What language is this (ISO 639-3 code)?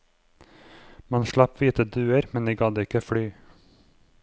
nor